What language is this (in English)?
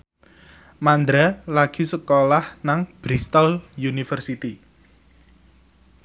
Javanese